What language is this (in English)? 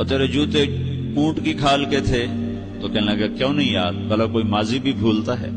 Urdu